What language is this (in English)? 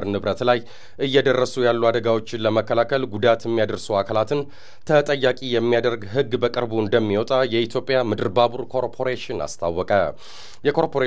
Arabic